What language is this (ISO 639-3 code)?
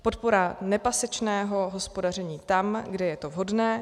ces